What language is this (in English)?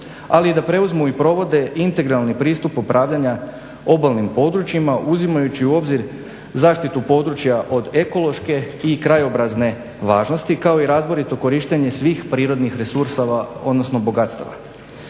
Croatian